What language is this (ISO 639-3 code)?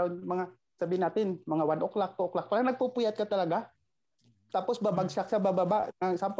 fil